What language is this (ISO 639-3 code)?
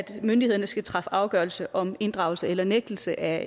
dan